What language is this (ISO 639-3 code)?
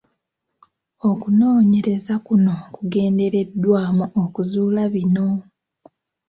lug